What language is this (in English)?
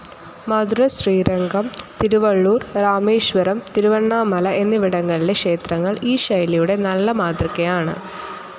Malayalam